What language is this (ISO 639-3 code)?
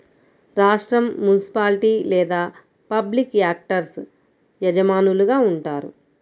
tel